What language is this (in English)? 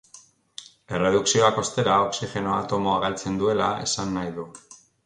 Basque